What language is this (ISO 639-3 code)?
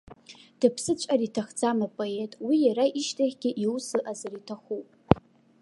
abk